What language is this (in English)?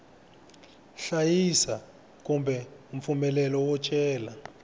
Tsonga